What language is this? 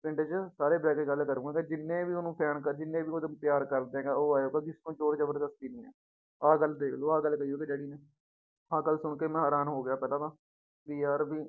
Punjabi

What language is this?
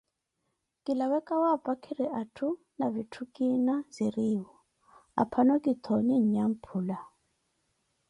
Koti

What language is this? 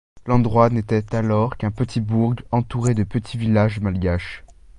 French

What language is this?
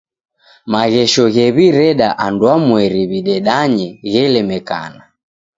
Taita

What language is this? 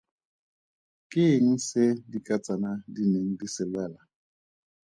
Tswana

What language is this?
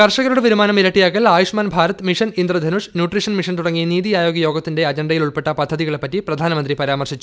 Malayalam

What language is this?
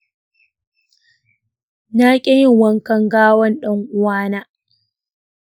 Hausa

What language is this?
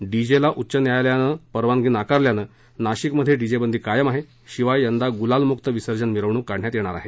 Marathi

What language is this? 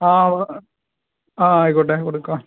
Malayalam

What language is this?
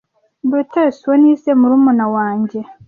Kinyarwanda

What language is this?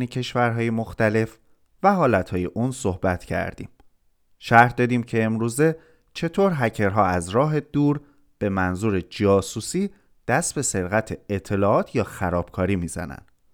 Persian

